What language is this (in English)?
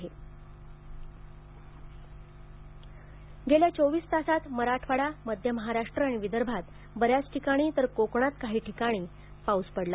Marathi